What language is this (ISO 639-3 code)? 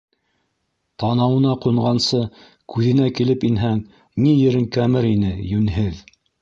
bak